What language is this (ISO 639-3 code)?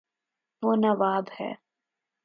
urd